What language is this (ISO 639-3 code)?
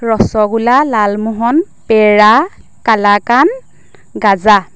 asm